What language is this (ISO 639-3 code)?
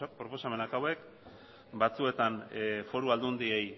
eus